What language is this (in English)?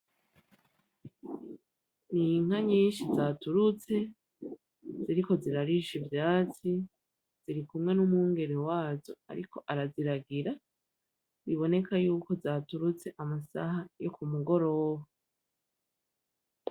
Rundi